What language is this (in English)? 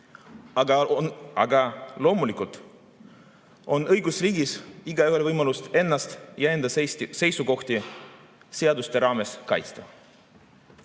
Estonian